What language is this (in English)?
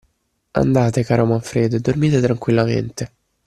Italian